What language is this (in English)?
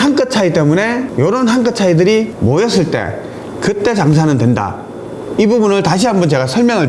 Korean